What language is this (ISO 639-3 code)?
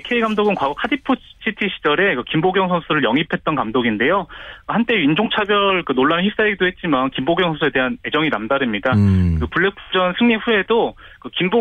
kor